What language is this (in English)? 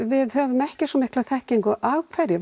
Icelandic